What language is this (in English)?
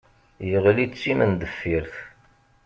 Kabyle